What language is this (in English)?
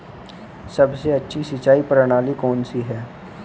Hindi